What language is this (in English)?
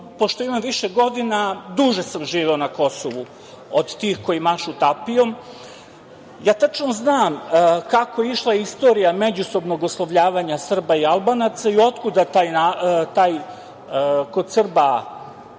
Serbian